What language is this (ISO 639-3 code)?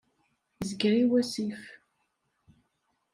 kab